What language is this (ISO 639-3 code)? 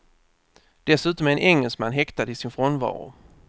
swe